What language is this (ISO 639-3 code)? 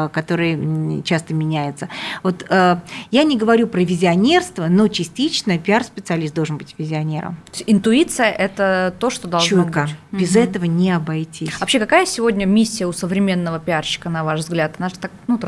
rus